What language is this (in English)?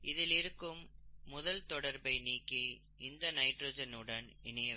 Tamil